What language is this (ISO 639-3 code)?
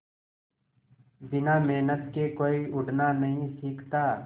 hin